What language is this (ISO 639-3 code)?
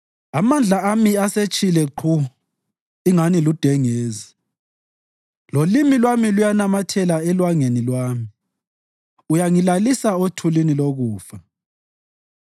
nde